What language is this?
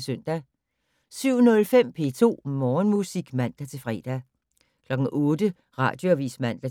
Danish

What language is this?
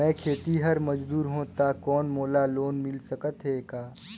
Chhattisgarhi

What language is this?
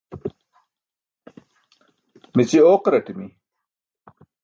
Burushaski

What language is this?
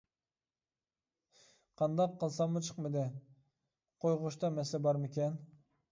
Uyghur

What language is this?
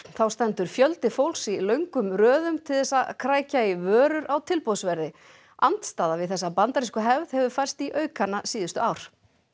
Icelandic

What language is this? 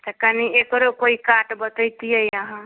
Maithili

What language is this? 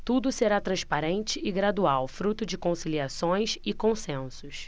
Portuguese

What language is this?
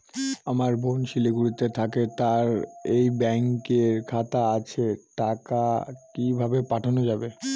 Bangla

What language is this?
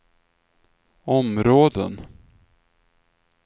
Swedish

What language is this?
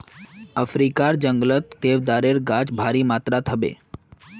Magahi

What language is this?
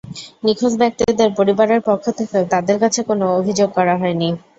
Bangla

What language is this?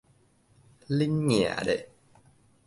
Min Nan Chinese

